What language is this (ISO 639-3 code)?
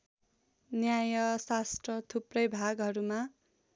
nep